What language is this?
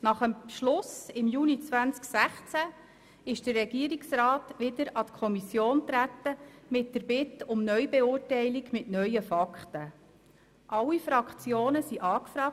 Swiss German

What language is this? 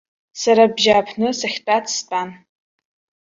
Abkhazian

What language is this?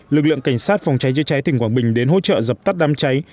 Vietnamese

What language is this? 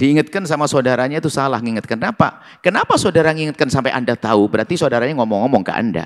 Indonesian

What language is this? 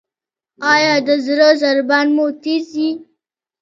Pashto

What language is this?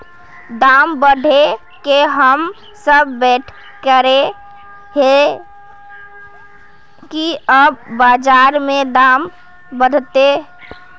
Magahi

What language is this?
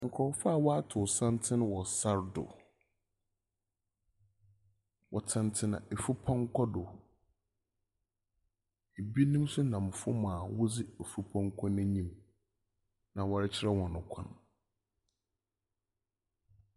Akan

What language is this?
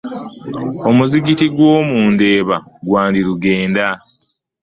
Ganda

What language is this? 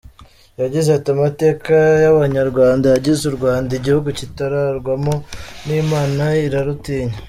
Kinyarwanda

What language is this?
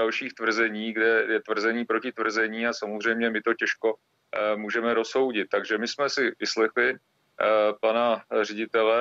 Czech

